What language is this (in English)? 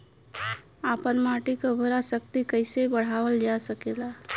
Bhojpuri